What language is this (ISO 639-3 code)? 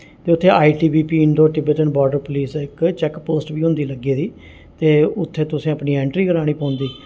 doi